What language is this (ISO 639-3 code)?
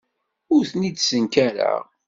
kab